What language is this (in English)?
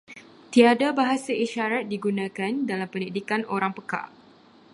Malay